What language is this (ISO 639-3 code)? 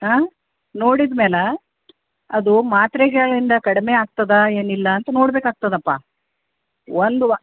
kan